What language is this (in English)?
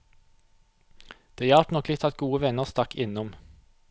Norwegian